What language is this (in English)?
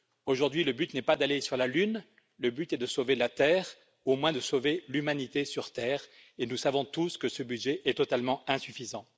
French